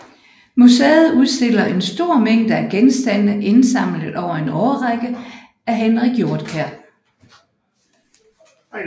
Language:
Danish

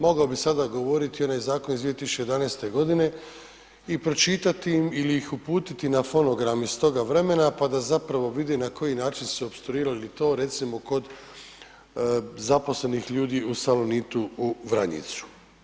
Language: Croatian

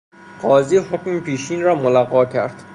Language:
Persian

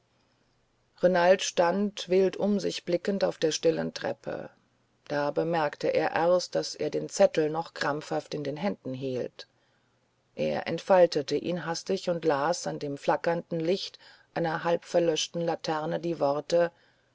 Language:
German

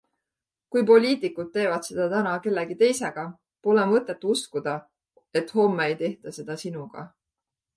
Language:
Estonian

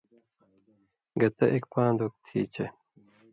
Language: Indus Kohistani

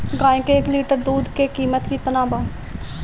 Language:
Bhojpuri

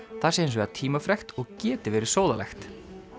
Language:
Icelandic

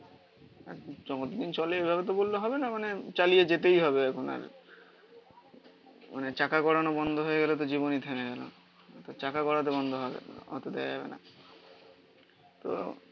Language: Bangla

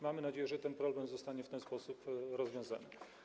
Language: Polish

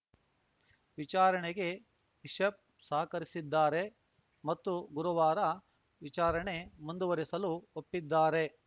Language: Kannada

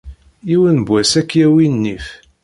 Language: Kabyle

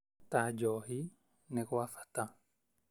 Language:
Kikuyu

